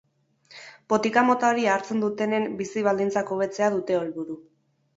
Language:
Basque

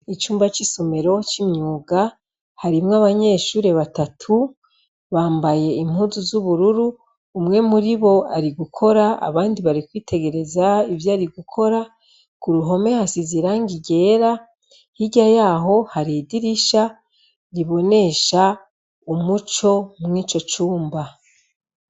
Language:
Rundi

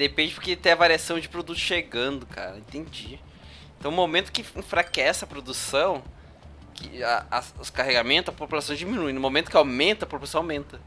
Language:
Portuguese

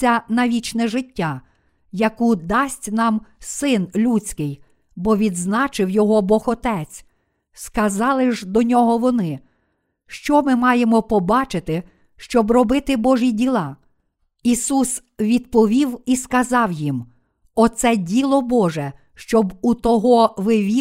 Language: Ukrainian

